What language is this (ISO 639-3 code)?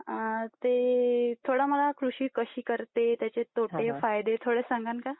mar